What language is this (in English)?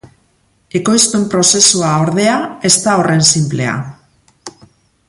Basque